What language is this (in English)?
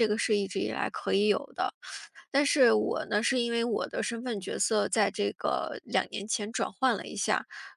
Chinese